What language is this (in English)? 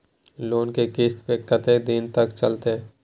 Maithili